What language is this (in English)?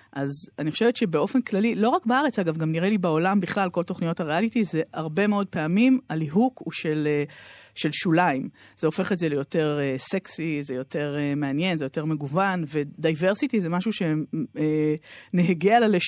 Hebrew